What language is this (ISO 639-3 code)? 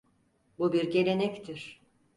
tur